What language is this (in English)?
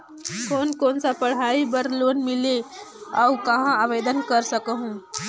Chhattisgarhi